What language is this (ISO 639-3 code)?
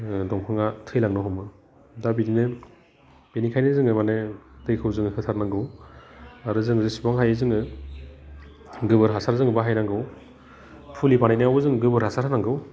brx